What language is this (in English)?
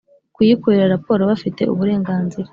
Kinyarwanda